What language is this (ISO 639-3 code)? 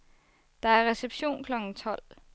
dan